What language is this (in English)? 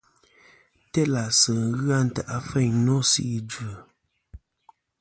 Kom